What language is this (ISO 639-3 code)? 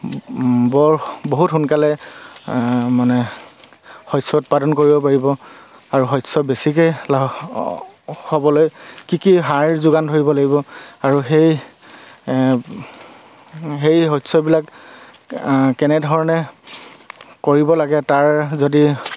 asm